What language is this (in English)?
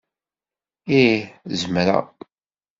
Kabyle